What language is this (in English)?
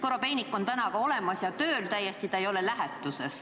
Estonian